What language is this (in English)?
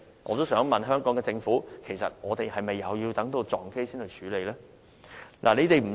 Cantonese